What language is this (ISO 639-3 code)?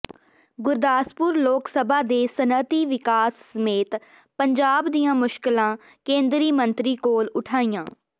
pan